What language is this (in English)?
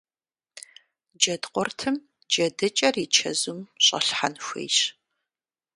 Kabardian